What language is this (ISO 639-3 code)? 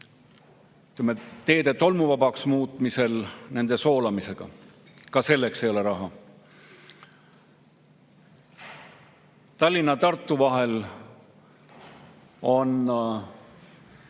est